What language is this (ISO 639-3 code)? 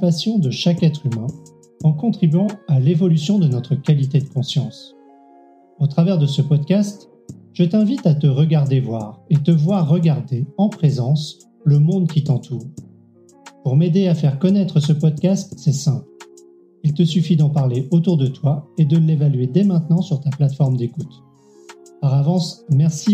fra